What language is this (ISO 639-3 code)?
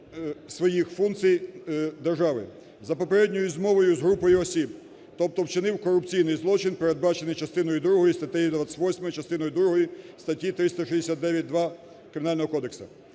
ukr